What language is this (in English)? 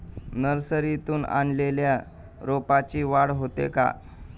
Marathi